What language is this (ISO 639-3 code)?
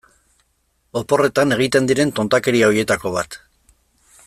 eus